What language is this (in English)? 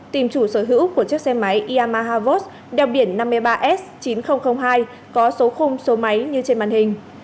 Vietnamese